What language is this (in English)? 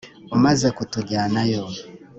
Kinyarwanda